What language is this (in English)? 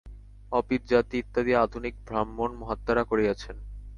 Bangla